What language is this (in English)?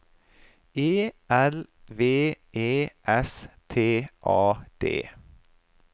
Norwegian